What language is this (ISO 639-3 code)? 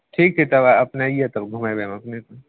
mai